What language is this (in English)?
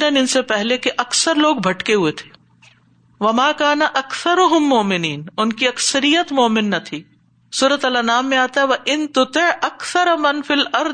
Urdu